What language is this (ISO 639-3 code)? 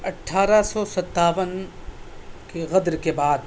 urd